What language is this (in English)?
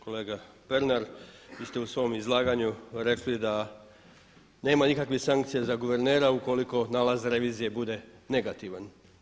Croatian